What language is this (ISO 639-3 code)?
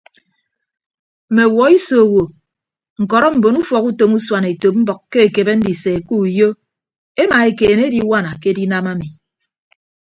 ibb